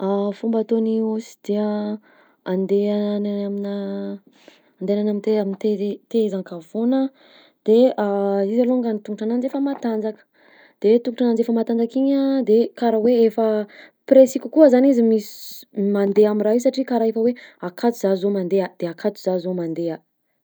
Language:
Southern Betsimisaraka Malagasy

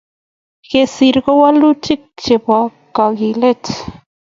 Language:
Kalenjin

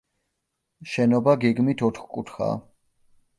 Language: Georgian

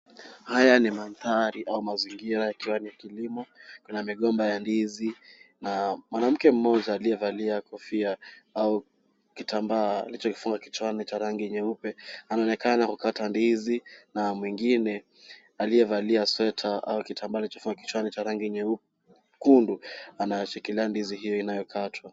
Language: Swahili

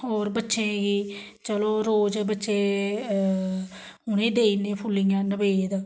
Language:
Dogri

